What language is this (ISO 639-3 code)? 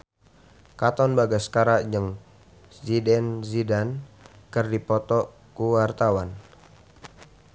sun